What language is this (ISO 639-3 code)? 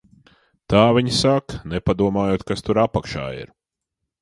lav